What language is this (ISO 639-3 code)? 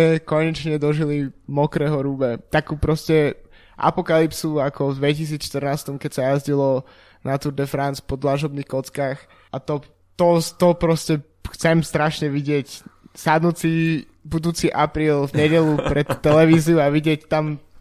slk